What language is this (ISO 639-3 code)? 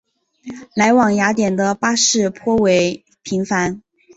zho